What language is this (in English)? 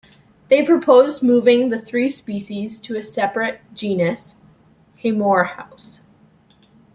English